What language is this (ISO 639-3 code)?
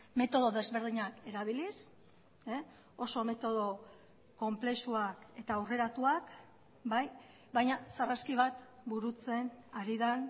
eus